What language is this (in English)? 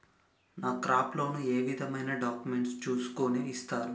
Telugu